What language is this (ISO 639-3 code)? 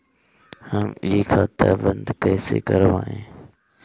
bho